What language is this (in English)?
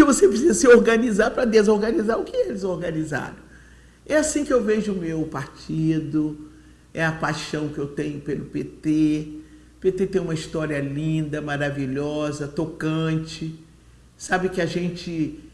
Portuguese